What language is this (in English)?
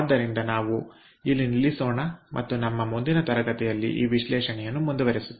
Kannada